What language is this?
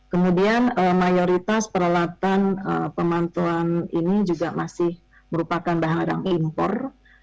Indonesian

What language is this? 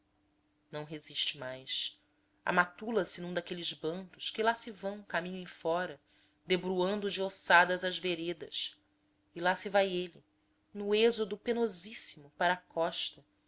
Portuguese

